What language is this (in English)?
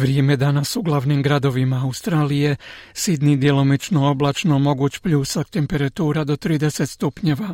Croatian